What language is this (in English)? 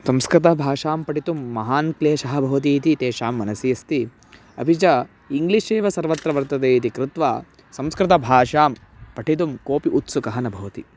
Sanskrit